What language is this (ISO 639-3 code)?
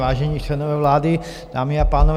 ces